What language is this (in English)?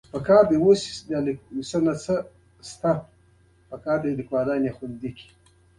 Pashto